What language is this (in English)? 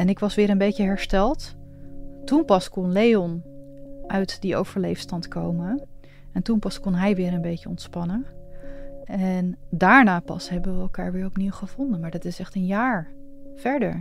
Dutch